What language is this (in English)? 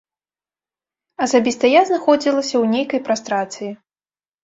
Belarusian